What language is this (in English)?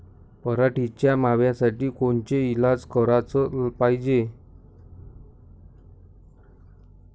Marathi